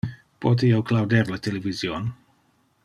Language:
Interlingua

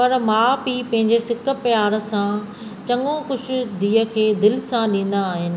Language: Sindhi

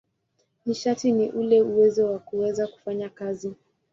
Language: Swahili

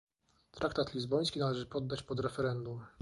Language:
Polish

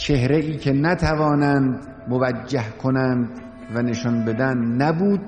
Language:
Persian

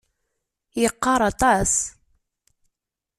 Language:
Kabyle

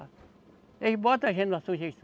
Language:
Portuguese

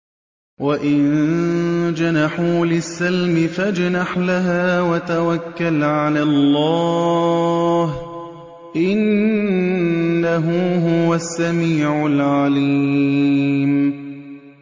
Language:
Arabic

